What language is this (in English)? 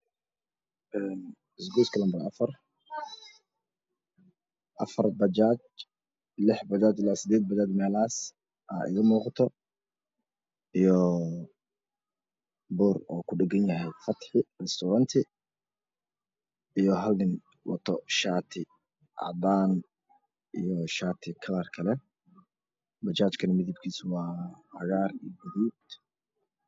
Somali